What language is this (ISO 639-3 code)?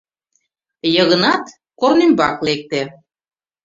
chm